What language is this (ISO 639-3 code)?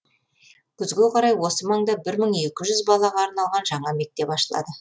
kaz